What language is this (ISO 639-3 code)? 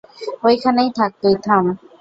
ben